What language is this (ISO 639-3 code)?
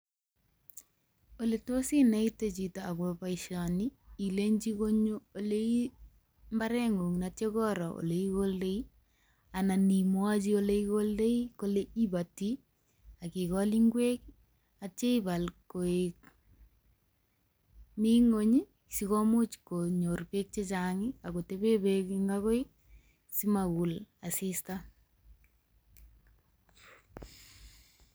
kln